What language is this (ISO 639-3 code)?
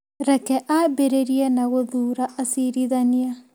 kik